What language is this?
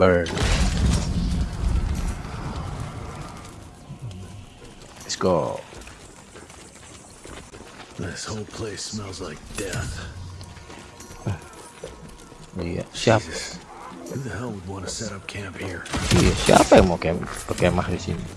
Indonesian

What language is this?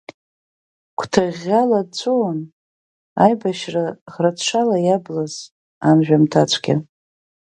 Abkhazian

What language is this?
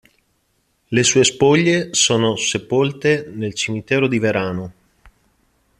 Italian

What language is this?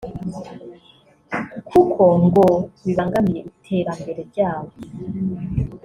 Kinyarwanda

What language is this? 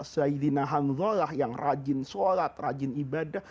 Indonesian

